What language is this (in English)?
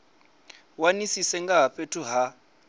Venda